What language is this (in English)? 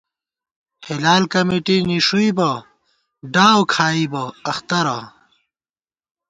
Gawar-Bati